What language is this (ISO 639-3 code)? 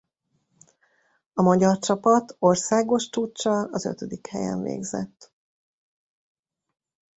hun